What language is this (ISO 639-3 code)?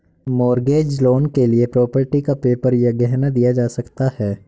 hin